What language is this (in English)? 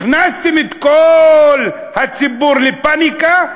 Hebrew